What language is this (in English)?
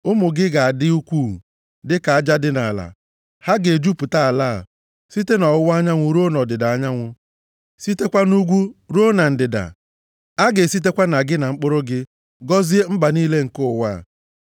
Igbo